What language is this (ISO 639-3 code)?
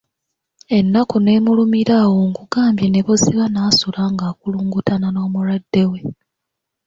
lug